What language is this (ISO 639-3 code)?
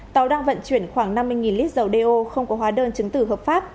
vie